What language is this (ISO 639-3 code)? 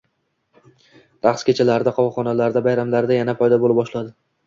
uzb